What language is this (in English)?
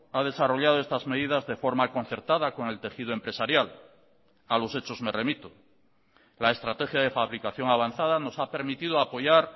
Spanish